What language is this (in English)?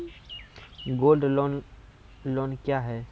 Maithili